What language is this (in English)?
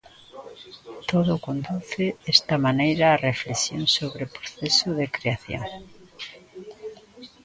Galician